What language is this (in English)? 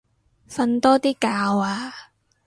Cantonese